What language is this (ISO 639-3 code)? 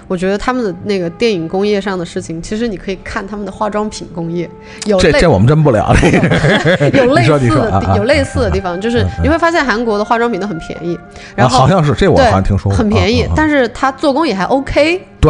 zho